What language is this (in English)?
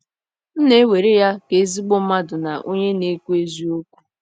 Igbo